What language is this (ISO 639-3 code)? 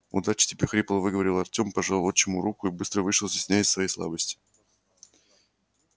rus